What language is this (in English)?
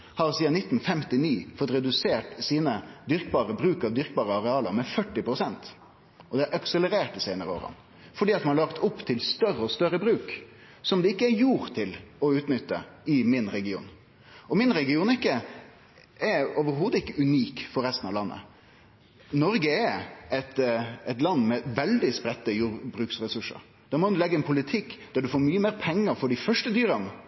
Norwegian Nynorsk